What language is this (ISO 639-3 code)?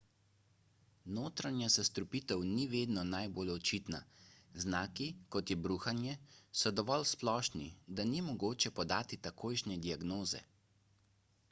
slv